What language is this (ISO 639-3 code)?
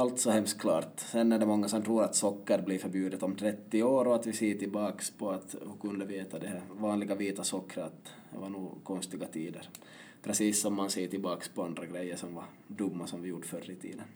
swe